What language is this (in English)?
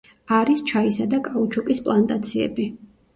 Georgian